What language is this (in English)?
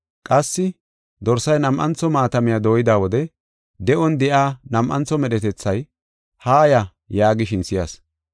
Gofa